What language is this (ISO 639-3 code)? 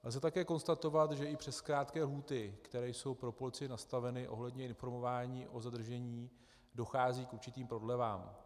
ces